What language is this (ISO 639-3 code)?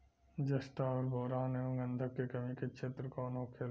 bho